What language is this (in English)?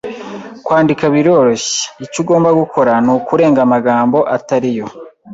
Kinyarwanda